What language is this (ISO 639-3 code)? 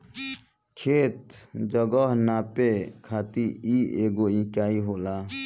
bho